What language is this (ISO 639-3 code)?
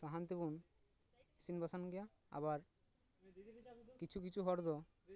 sat